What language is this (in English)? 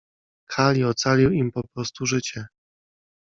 Polish